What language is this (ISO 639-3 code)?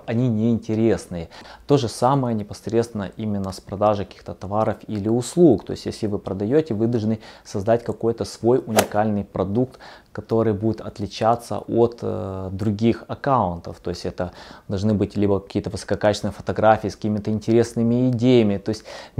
rus